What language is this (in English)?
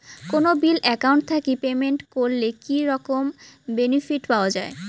Bangla